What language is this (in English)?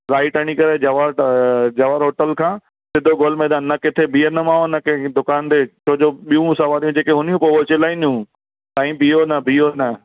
Sindhi